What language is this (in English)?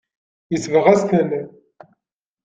Kabyle